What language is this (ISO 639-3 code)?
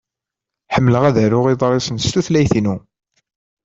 kab